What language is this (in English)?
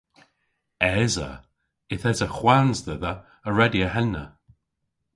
Cornish